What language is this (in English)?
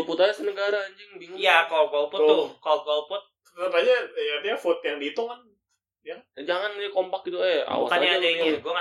Indonesian